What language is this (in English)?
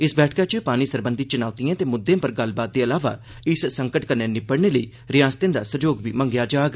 Dogri